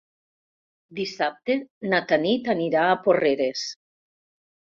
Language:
Catalan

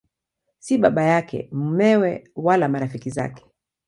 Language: Swahili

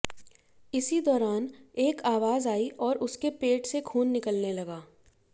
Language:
Hindi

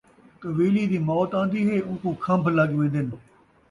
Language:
Saraiki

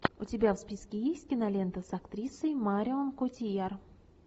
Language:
Russian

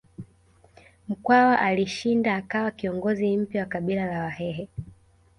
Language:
Swahili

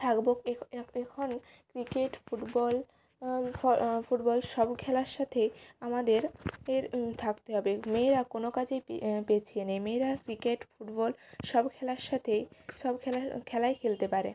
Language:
Bangla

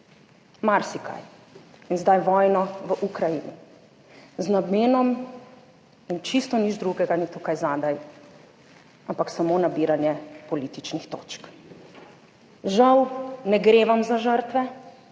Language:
Slovenian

